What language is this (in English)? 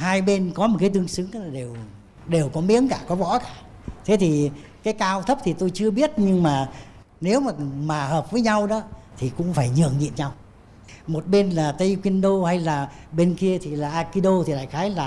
Vietnamese